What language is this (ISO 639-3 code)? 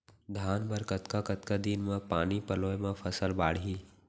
hne